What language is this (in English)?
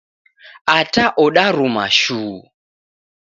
Taita